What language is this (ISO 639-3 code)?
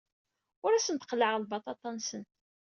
kab